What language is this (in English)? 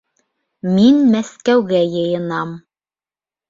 Bashkir